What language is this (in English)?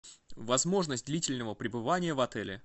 Russian